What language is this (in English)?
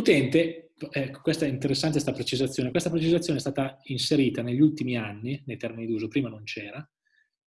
Italian